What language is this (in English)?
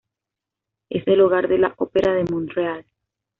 Spanish